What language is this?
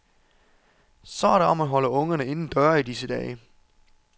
Danish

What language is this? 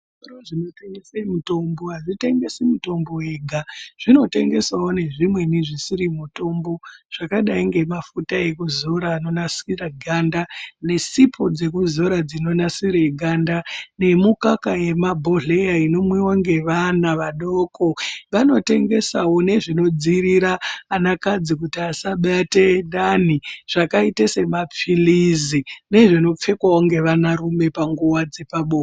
Ndau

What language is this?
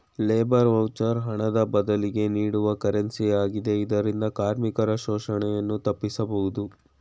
Kannada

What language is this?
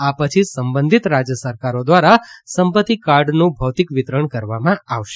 Gujarati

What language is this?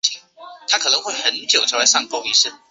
Chinese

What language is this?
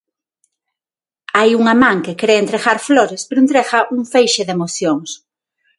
Galician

